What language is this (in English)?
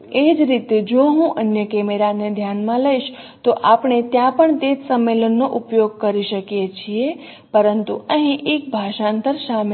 Gujarati